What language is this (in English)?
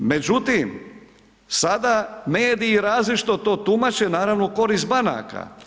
Croatian